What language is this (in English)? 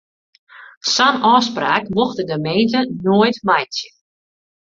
Western Frisian